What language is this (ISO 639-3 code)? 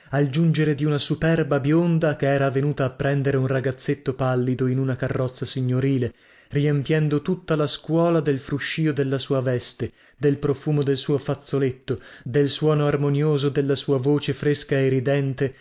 ita